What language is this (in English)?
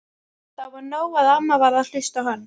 Icelandic